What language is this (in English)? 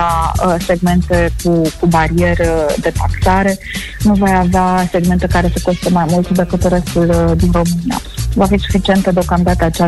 Romanian